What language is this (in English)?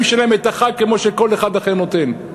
Hebrew